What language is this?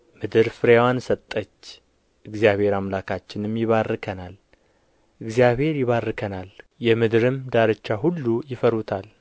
Amharic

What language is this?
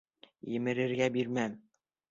Bashkir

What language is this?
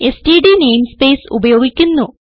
Malayalam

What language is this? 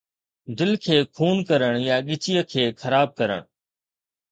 Sindhi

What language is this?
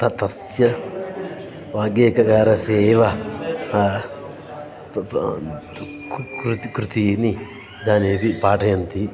Sanskrit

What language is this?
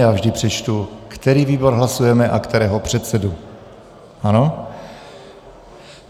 Czech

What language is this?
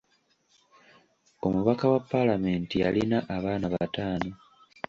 Ganda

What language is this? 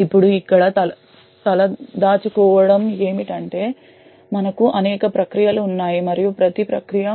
Telugu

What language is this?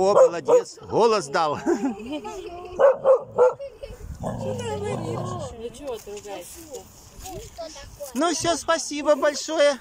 Russian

